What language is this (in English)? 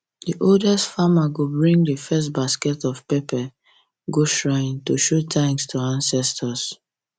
Nigerian Pidgin